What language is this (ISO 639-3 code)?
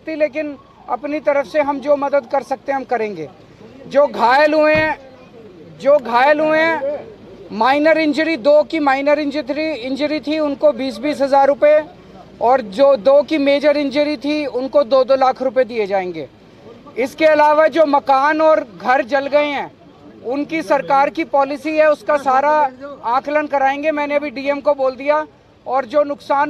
hin